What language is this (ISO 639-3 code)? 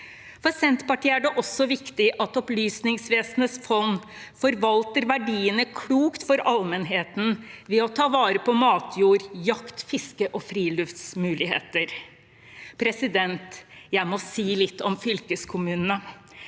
nor